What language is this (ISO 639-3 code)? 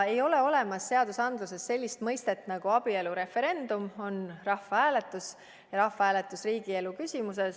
est